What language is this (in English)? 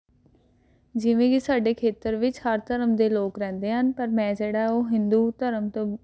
Punjabi